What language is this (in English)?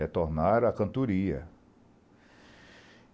Portuguese